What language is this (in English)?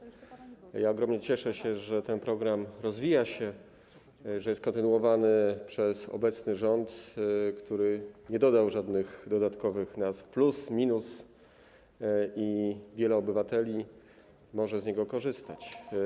Polish